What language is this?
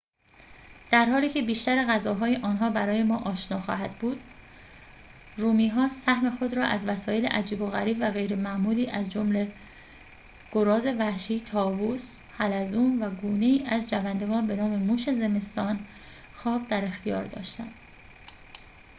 Persian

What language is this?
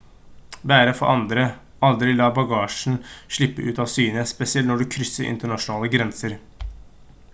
Norwegian Bokmål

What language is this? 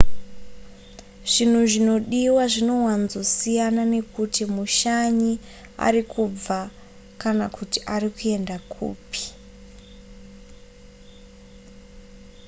Shona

